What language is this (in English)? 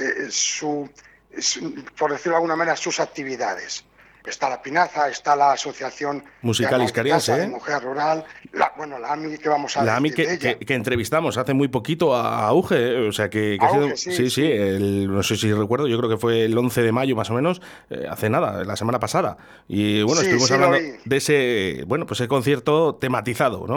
Spanish